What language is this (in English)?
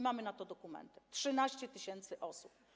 Polish